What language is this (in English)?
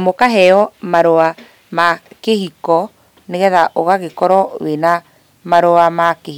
Kikuyu